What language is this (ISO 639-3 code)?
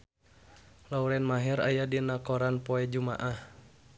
sun